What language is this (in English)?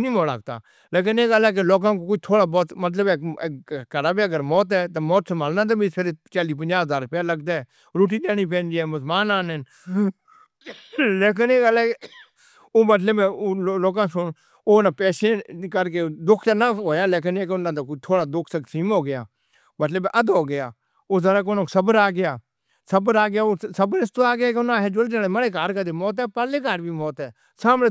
Northern Hindko